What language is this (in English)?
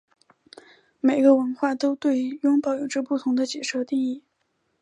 Chinese